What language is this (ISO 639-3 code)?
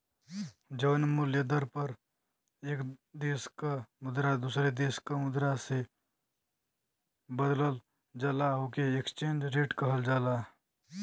bho